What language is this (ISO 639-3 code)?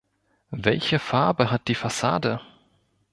deu